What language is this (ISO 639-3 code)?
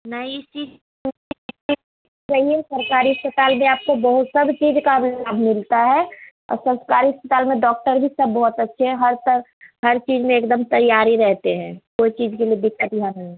hin